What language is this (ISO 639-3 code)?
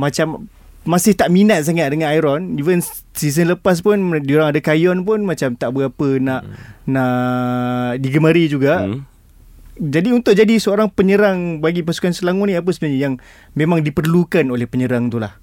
msa